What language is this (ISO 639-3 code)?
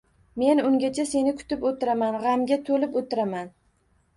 uzb